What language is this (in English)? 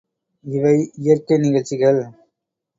Tamil